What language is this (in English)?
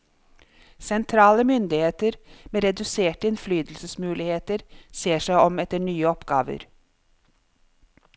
Norwegian